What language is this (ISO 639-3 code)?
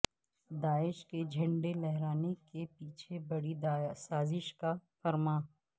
urd